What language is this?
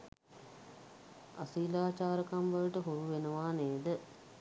Sinhala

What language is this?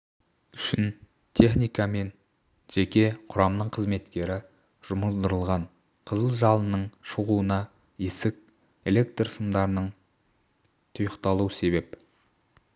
Kazakh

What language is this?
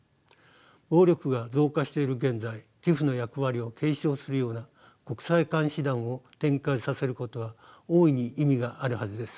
Japanese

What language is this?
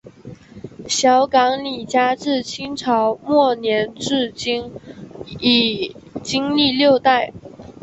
Chinese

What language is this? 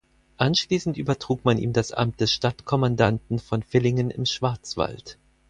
German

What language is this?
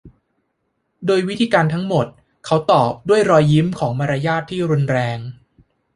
Thai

